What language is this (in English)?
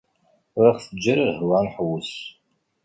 Kabyle